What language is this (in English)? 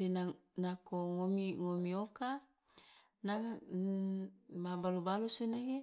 Loloda